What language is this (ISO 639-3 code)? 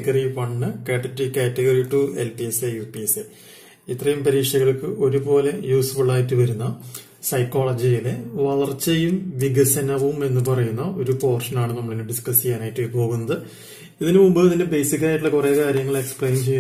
tur